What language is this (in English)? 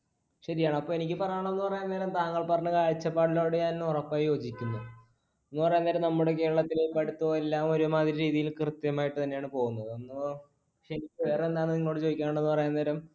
Malayalam